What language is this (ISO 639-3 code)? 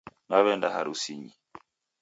dav